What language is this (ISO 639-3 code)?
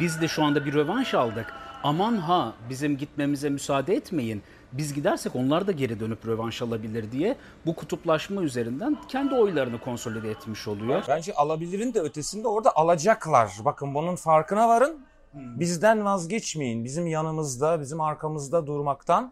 tur